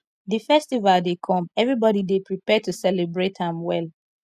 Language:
Nigerian Pidgin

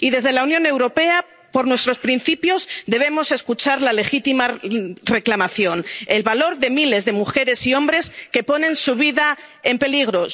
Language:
Spanish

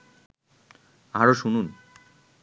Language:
Bangla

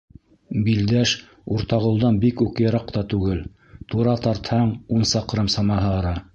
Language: Bashkir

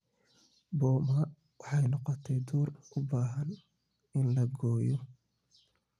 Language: Somali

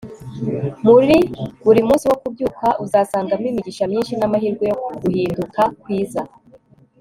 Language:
Kinyarwanda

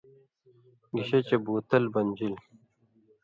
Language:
Indus Kohistani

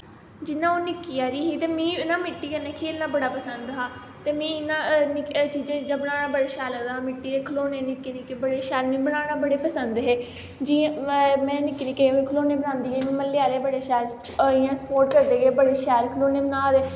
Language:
Dogri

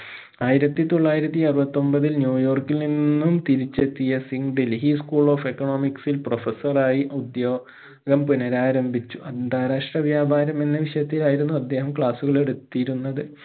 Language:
Malayalam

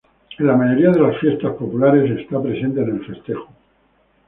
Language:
Spanish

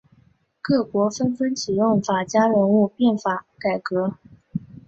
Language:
Chinese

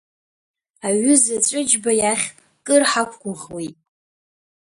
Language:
Abkhazian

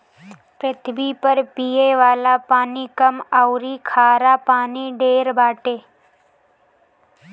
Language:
Bhojpuri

